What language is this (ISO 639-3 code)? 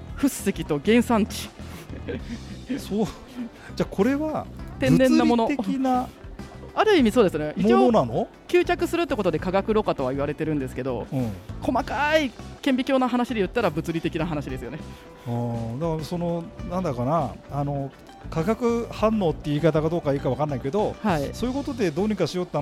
jpn